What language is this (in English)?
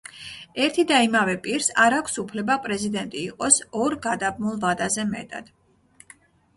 Georgian